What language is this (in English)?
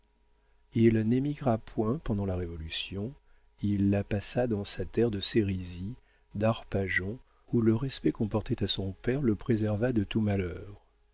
French